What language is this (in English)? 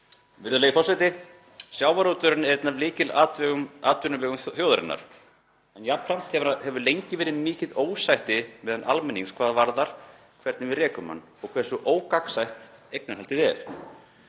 Icelandic